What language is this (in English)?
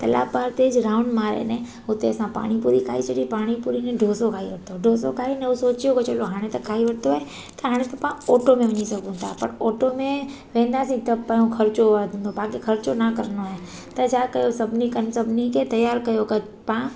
Sindhi